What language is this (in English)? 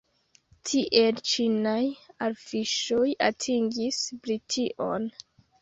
Esperanto